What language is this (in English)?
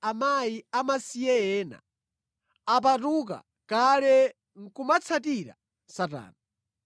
Nyanja